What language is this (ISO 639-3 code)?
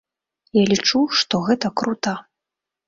bel